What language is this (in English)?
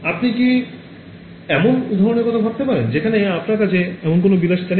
Bangla